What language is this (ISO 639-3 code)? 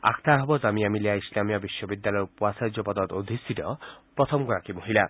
asm